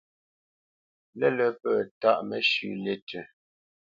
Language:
Bamenyam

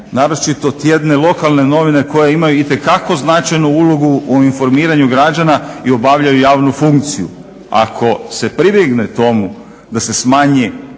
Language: Croatian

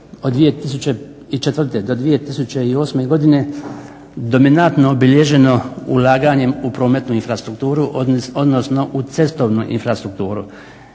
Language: Croatian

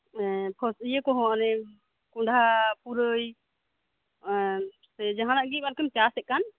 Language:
Santali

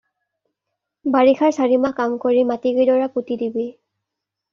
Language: Assamese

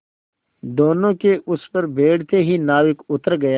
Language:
Hindi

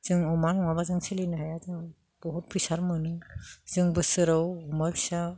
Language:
Bodo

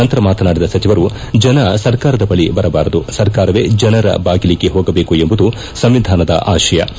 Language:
Kannada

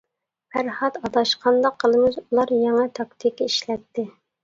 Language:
Uyghur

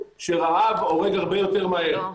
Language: Hebrew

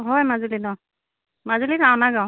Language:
Assamese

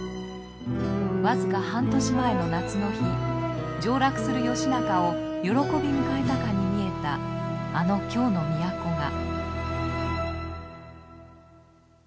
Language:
Japanese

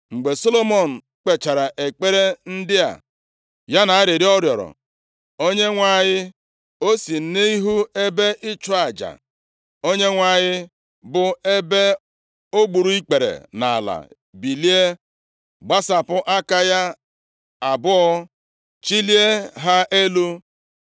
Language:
Igbo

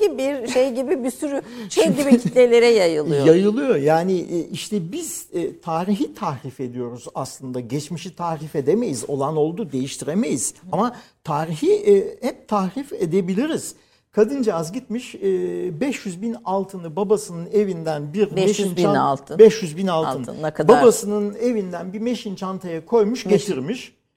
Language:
Turkish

